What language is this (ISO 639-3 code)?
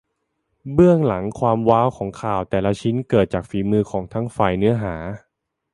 tha